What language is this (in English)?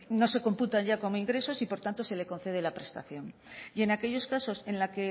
Spanish